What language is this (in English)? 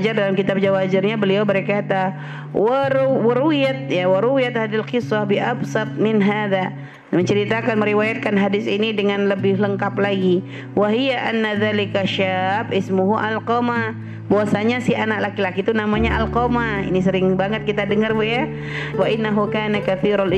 Indonesian